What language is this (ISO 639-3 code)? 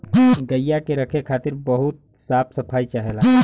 bho